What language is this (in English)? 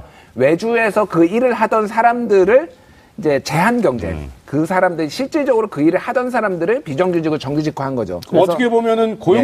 Korean